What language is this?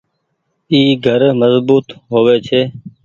Goaria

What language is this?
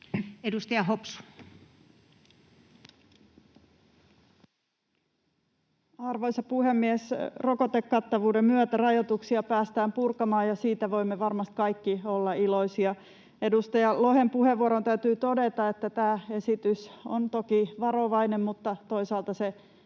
Finnish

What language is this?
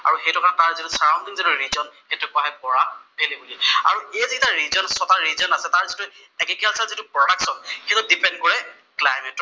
Assamese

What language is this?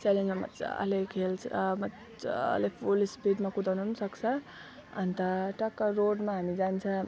Nepali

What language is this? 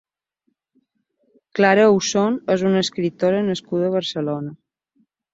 Catalan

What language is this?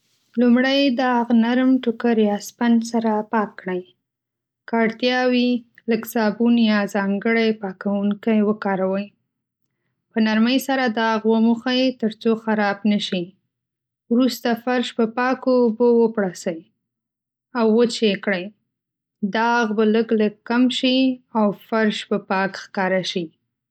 Pashto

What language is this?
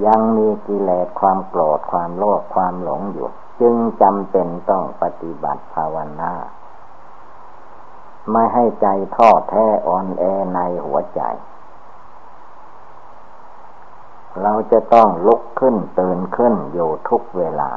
Thai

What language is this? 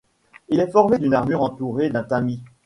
French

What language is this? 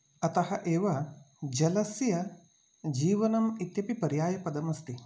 Sanskrit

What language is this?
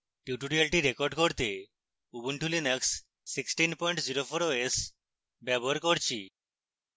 Bangla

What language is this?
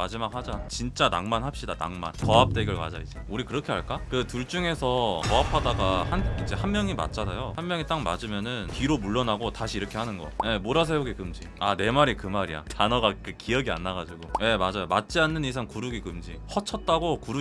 Korean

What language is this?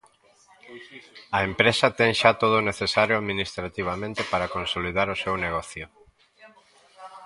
Galician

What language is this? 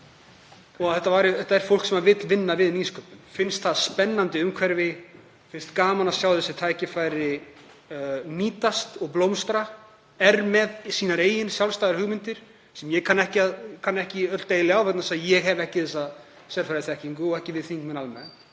Icelandic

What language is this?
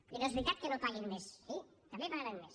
Catalan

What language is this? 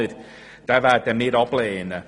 Swiss German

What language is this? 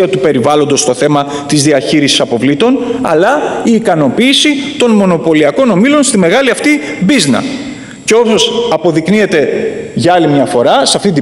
Greek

